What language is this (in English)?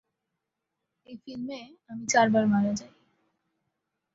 Bangla